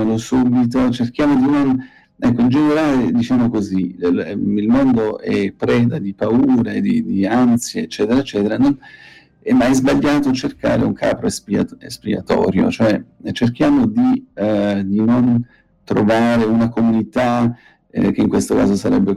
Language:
Italian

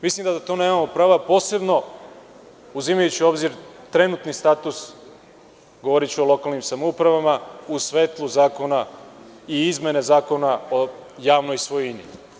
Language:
Serbian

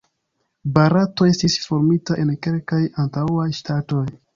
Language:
Esperanto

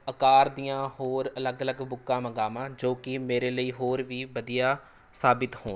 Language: Punjabi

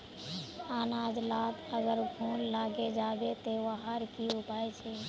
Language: Magahi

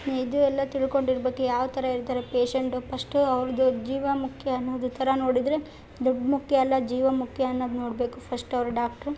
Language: Kannada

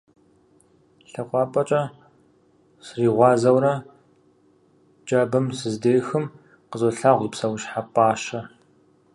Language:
Kabardian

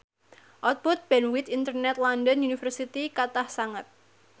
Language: Javanese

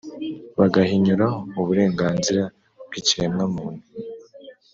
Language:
Kinyarwanda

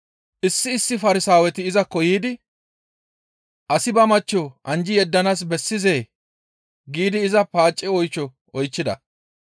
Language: Gamo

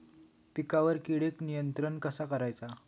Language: Marathi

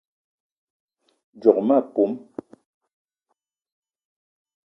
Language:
Eton (Cameroon)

